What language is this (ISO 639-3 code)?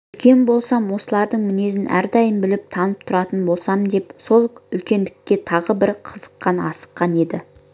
kaz